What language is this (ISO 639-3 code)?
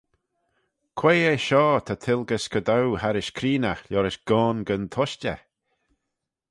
glv